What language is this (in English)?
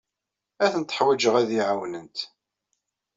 Kabyle